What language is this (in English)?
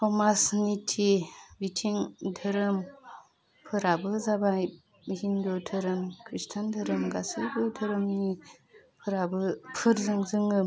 Bodo